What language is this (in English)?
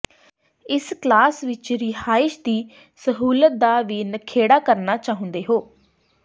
Punjabi